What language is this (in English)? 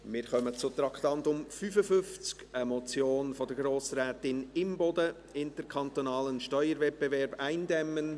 Swiss German